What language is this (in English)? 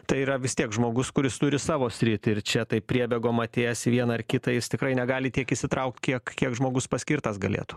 Lithuanian